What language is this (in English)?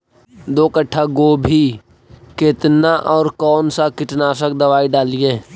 Magahi